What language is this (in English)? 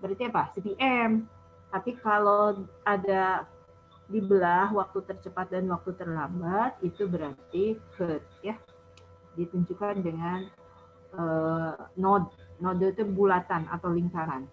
Indonesian